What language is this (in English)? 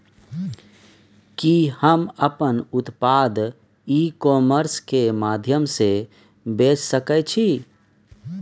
Maithili